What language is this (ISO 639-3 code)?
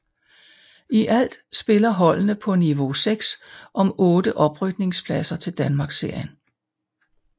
dan